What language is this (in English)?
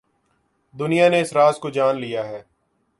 Urdu